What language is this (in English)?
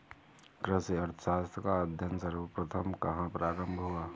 Hindi